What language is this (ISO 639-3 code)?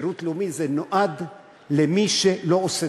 heb